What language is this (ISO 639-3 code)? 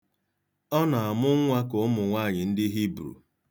ibo